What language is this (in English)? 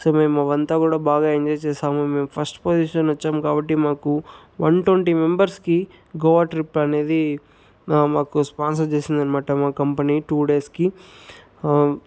Telugu